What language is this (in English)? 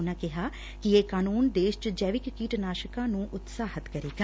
Punjabi